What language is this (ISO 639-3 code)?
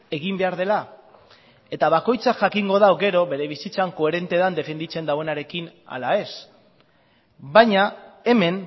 eus